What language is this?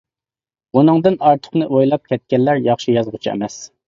Uyghur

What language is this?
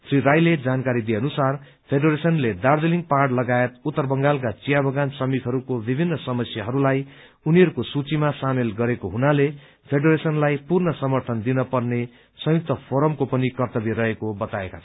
Nepali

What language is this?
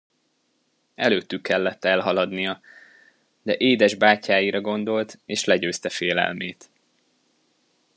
Hungarian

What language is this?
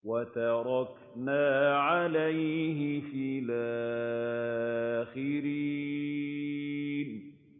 Arabic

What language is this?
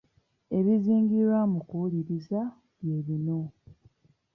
Ganda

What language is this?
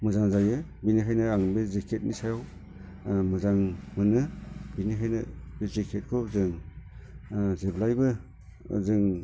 Bodo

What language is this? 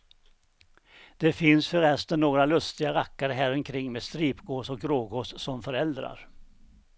Swedish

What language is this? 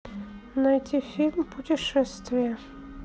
Russian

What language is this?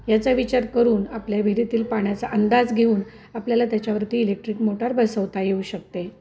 Marathi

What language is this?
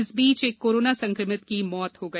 Hindi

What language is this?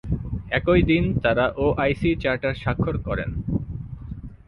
Bangla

